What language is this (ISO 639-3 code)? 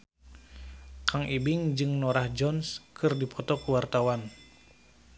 sun